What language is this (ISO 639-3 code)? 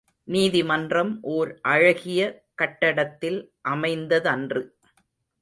tam